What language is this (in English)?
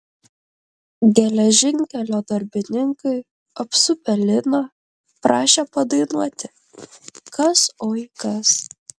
Lithuanian